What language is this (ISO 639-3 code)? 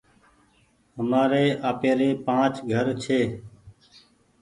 gig